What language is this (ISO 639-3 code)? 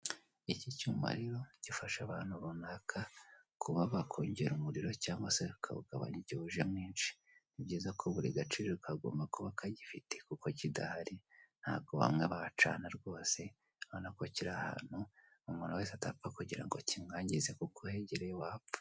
kin